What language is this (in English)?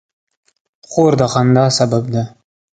Pashto